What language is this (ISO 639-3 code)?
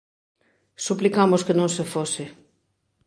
glg